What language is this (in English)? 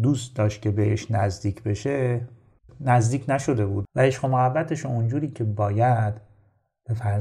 Persian